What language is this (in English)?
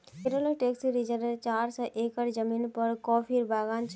Magahi